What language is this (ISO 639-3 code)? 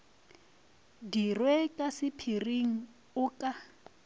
nso